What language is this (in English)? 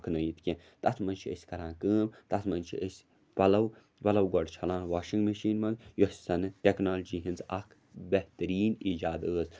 Kashmiri